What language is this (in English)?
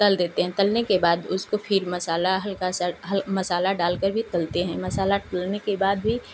Hindi